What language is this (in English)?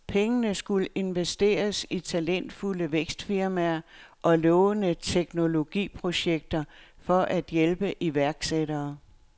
Danish